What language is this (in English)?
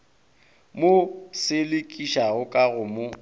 Northern Sotho